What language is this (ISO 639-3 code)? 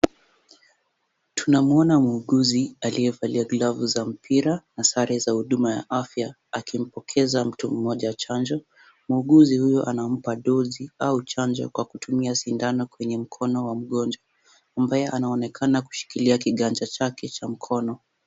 swa